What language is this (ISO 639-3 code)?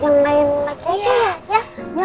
ind